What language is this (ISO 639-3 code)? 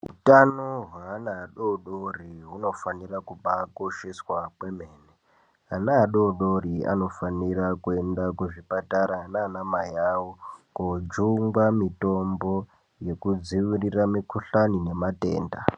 ndc